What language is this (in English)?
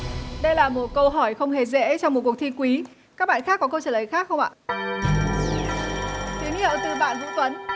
Vietnamese